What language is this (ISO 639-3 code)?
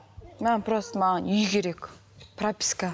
kaz